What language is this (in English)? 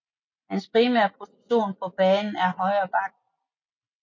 Danish